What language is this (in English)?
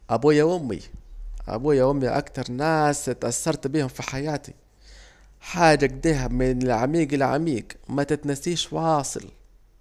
Saidi Arabic